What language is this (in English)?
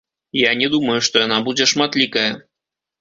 Belarusian